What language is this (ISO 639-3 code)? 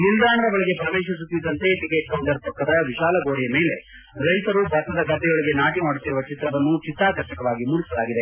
kan